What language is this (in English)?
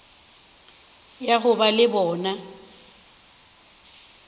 Northern Sotho